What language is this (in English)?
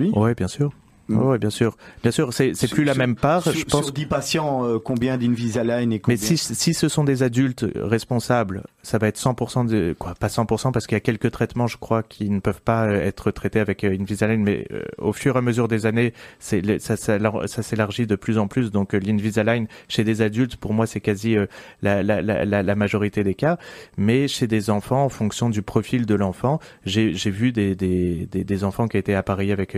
French